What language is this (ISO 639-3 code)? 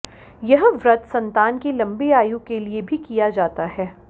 hin